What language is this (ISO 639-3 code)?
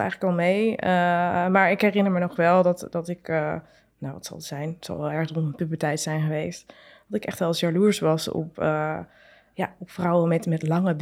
nld